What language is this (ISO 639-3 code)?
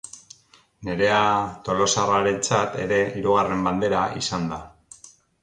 eus